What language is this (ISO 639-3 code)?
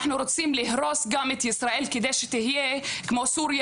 heb